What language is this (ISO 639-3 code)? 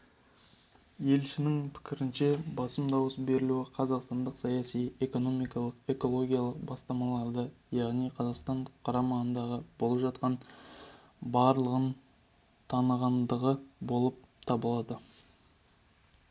kaz